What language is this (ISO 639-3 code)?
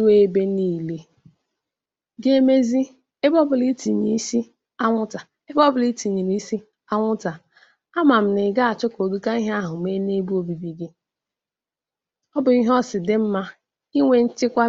ibo